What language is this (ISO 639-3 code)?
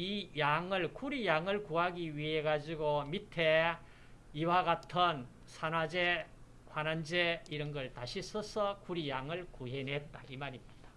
kor